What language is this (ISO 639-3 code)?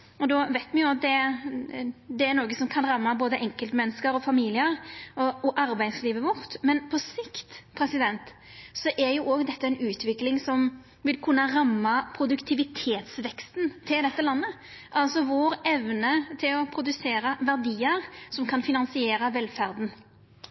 nno